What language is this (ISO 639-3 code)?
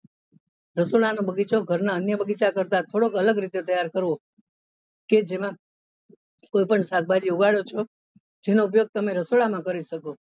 guj